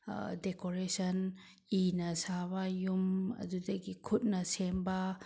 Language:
Manipuri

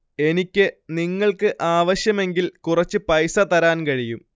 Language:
Malayalam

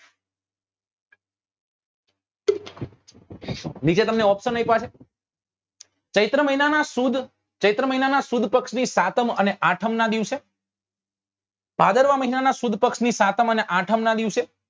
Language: Gujarati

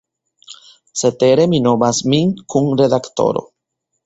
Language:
Esperanto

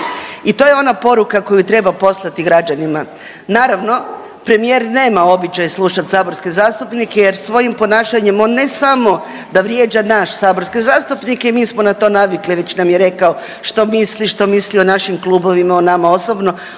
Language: Croatian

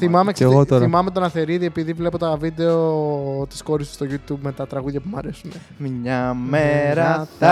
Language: Greek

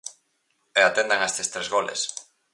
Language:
Galician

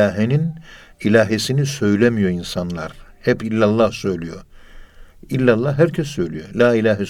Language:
Turkish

